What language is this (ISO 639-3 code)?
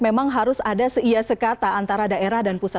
ind